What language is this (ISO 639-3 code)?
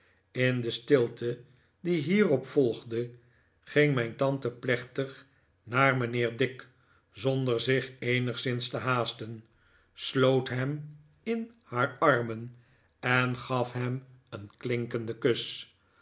nld